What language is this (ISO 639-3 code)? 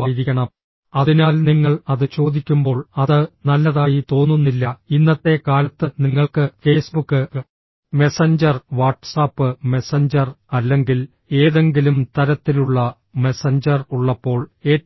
mal